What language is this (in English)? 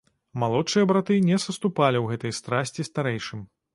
Belarusian